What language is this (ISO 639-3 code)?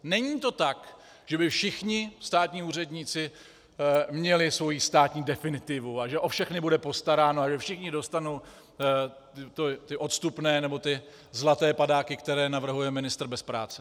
ces